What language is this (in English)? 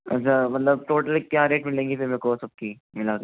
Hindi